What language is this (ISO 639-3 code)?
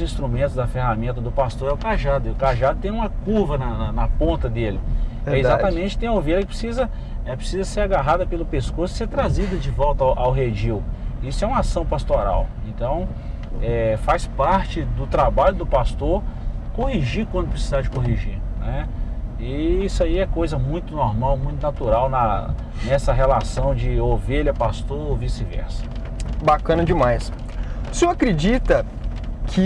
por